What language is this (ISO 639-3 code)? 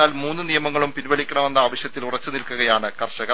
mal